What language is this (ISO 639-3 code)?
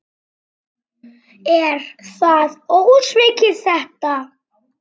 isl